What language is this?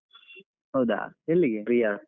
Kannada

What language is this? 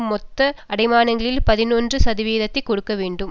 Tamil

